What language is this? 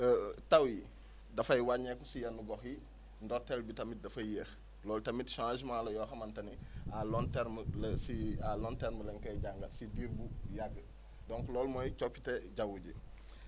Wolof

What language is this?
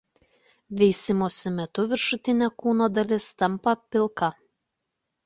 Lithuanian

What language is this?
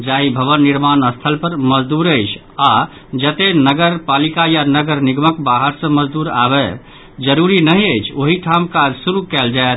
Maithili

